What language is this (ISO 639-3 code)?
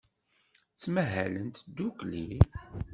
kab